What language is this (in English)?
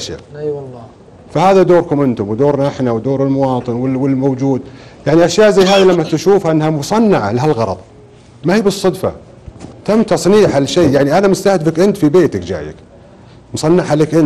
Arabic